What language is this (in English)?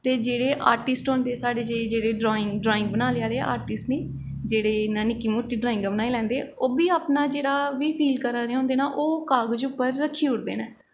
Dogri